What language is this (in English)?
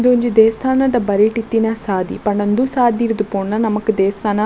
Tulu